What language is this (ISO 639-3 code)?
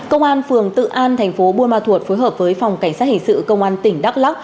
vie